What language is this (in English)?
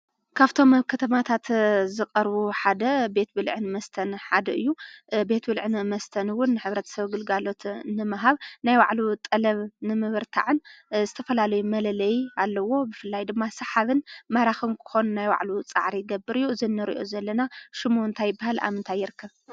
Tigrinya